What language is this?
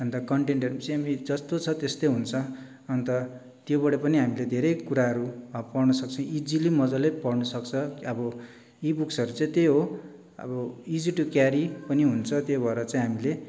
Nepali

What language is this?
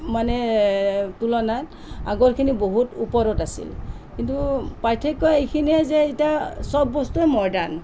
Assamese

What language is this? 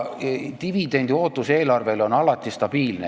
Estonian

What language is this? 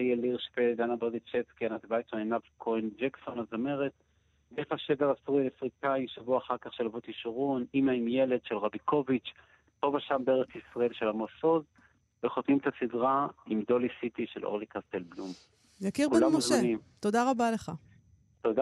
Hebrew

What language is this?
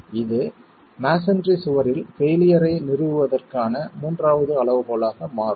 Tamil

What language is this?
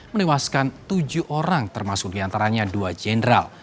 Indonesian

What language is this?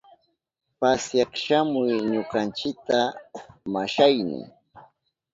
Southern Pastaza Quechua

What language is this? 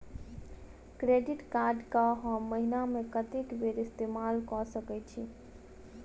Maithili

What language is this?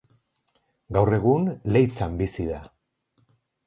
Basque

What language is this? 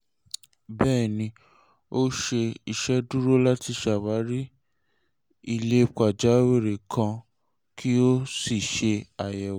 Yoruba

